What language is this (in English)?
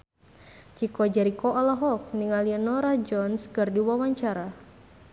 Sundanese